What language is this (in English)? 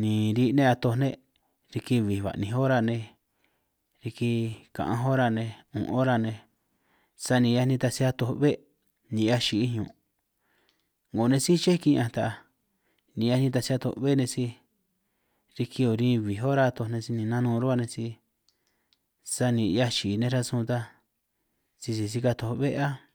San Martín Itunyoso Triqui